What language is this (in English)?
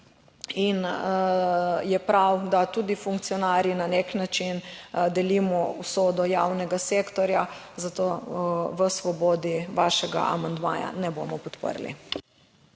Slovenian